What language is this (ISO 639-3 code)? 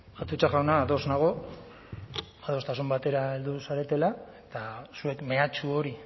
eus